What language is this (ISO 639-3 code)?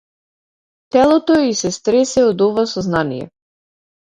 mkd